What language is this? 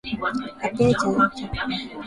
Swahili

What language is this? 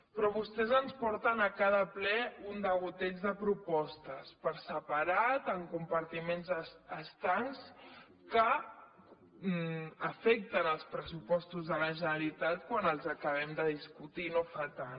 Catalan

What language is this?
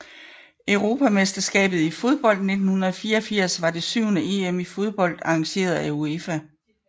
Danish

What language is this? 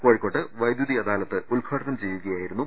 Malayalam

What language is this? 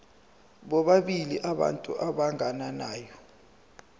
Zulu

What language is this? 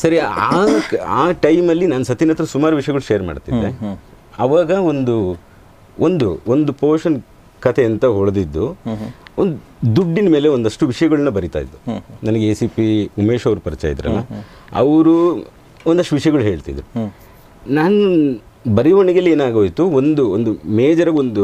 Kannada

